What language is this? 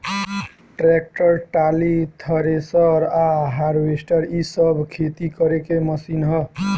Bhojpuri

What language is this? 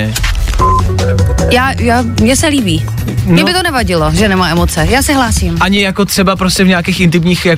Czech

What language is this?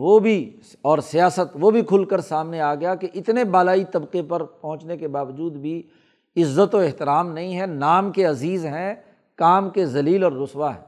Urdu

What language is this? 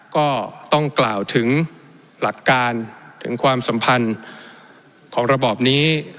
Thai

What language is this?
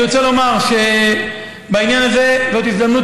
Hebrew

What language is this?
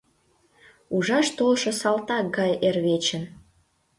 Mari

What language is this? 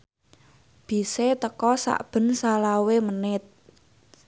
Javanese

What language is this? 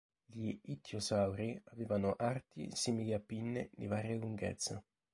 Italian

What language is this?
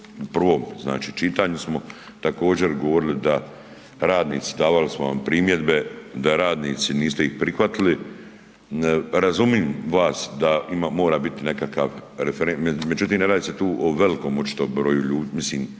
Croatian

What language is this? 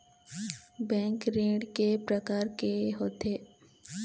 Chhattisgarhi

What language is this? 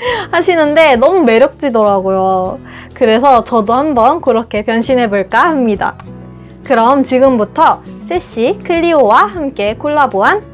Korean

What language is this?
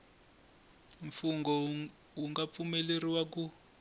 Tsonga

